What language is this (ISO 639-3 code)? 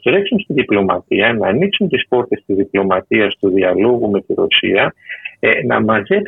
ell